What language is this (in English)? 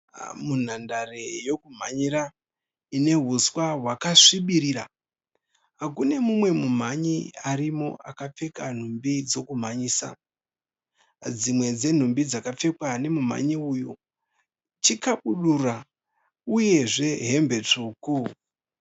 Shona